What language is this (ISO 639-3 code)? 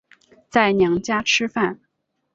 zho